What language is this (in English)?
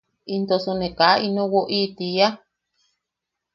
Yaqui